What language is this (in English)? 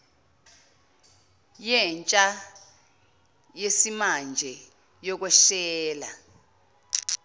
Zulu